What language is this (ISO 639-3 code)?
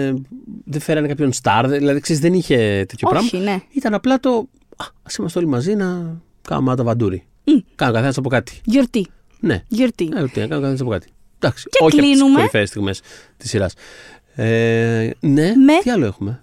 ell